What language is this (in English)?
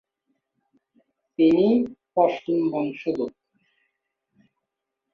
Bangla